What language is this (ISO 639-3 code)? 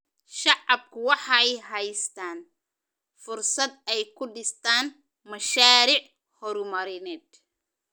som